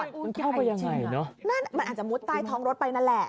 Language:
Thai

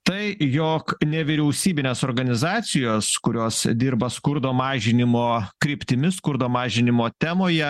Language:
Lithuanian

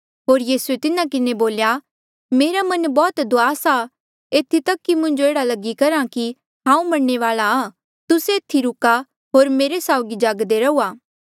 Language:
Mandeali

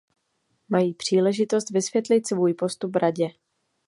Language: Czech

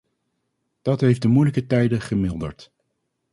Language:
Dutch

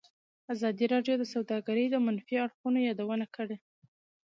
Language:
Pashto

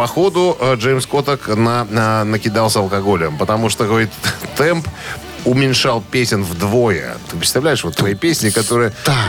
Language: Russian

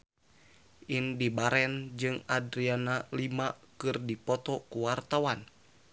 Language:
Sundanese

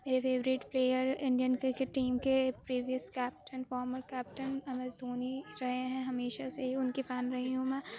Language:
Urdu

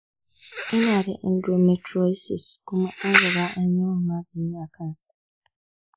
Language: Hausa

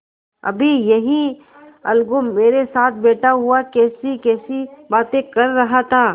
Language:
Hindi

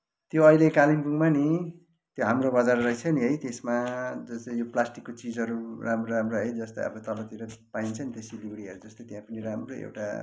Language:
Nepali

